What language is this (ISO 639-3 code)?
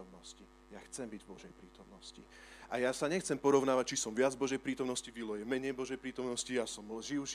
slk